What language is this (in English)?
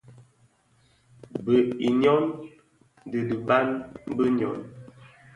Bafia